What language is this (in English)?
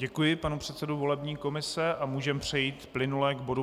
Czech